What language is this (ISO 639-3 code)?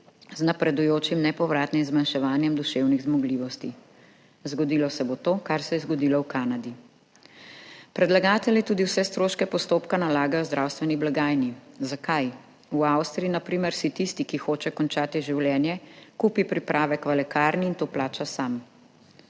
slv